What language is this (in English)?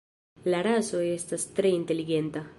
Esperanto